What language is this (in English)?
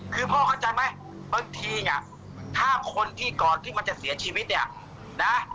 Thai